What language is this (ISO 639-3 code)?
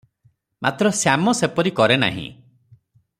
ori